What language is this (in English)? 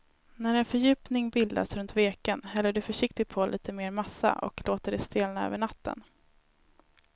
Swedish